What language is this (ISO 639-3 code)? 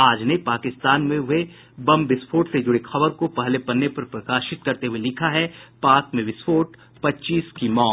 hin